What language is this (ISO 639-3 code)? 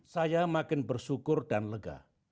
ind